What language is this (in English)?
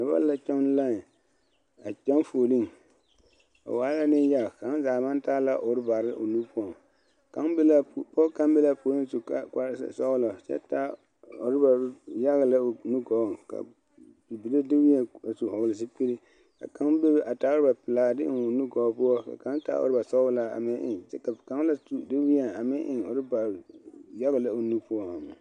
Southern Dagaare